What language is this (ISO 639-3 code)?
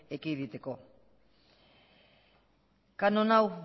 eus